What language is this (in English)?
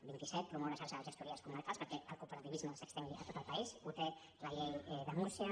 Catalan